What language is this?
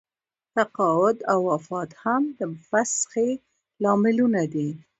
Pashto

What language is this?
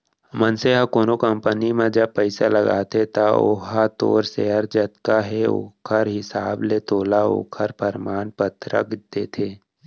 Chhattisgarhi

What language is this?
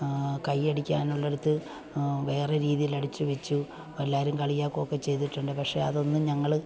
Malayalam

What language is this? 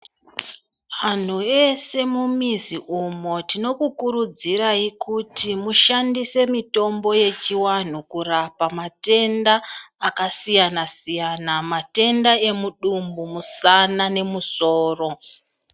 Ndau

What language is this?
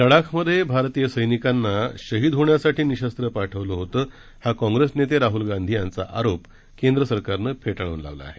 Marathi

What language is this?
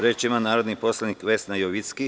Serbian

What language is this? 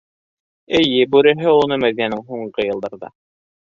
Bashkir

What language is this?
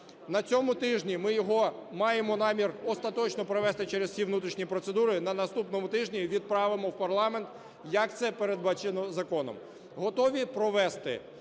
Ukrainian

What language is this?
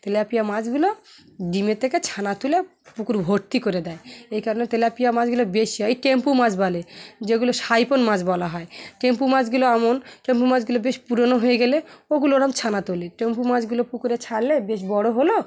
Bangla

